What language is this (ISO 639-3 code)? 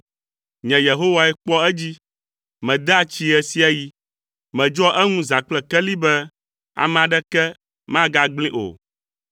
ewe